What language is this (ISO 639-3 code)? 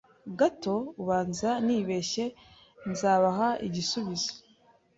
kin